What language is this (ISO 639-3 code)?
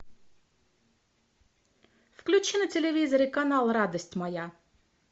rus